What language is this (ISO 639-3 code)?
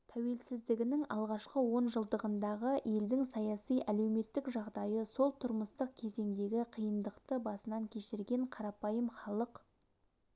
kaz